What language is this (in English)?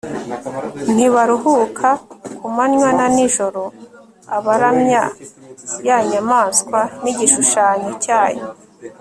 Kinyarwanda